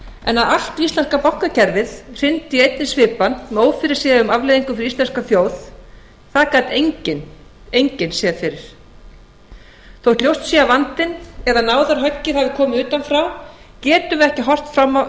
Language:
Icelandic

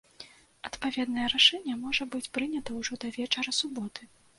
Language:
Belarusian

